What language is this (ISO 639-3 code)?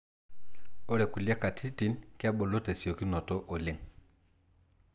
mas